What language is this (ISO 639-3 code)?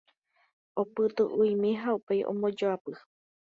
grn